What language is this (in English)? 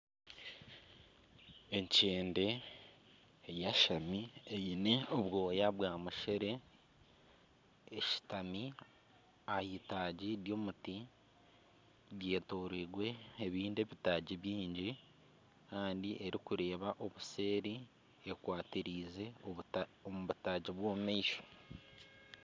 Nyankole